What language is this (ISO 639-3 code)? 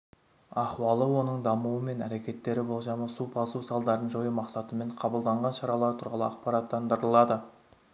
kaz